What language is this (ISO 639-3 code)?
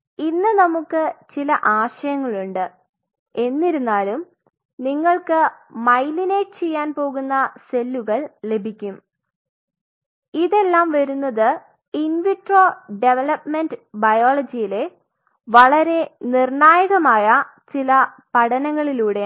mal